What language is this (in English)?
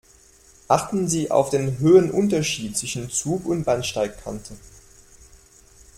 German